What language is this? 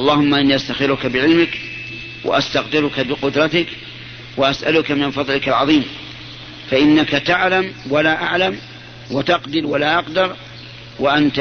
Arabic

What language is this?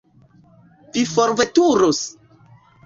Esperanto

